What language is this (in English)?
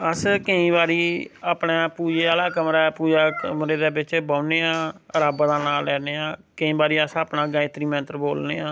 Dogri